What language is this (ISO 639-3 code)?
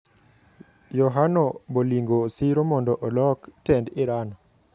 luo